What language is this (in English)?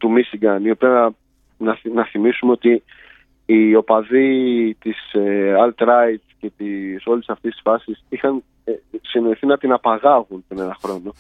Greek